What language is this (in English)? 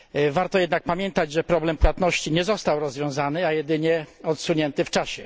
Polish